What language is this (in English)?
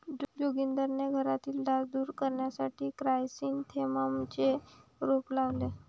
Marathi